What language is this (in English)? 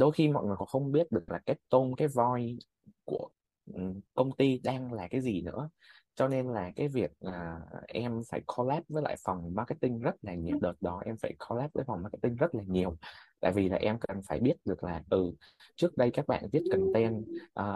Vietnamese